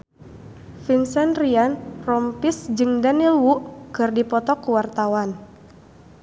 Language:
Sundanese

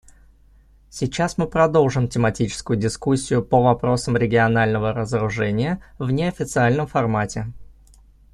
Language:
Russian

